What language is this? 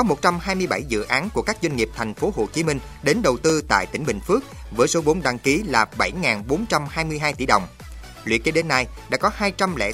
Vietnamese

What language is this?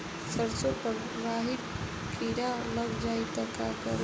Bhojpuri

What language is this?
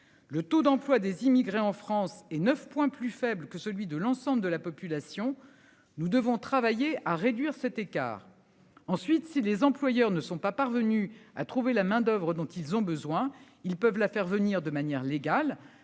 French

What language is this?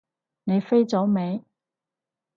Cantonese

